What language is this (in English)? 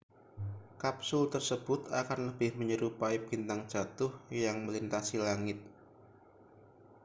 Indonesian